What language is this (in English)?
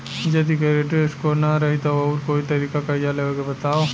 Bhojpuri